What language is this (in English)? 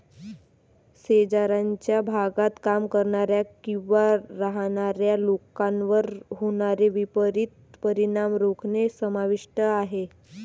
Marathi